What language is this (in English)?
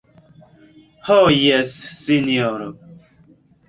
Esperanto